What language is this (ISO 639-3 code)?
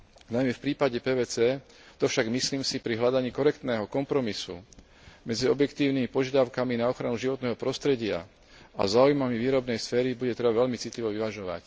slk